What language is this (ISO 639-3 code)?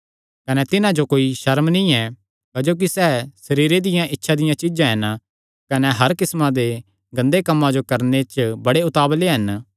xnr